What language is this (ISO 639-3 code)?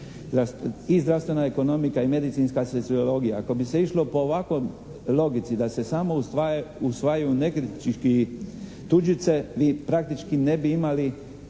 hrv